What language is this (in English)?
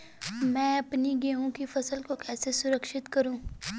Hindi